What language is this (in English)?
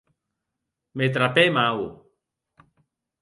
Occitan